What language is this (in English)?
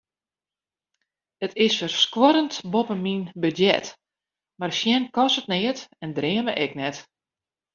Western Frisian